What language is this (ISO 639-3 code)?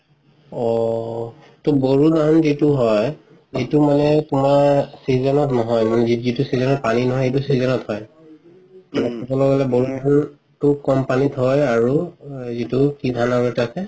asm